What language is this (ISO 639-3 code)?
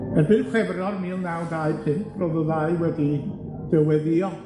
cym